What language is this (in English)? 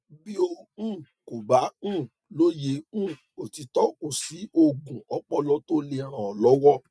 Yoruba